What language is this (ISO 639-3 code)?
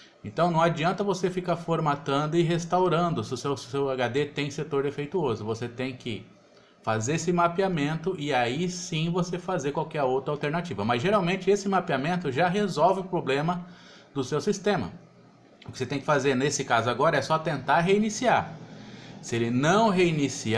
por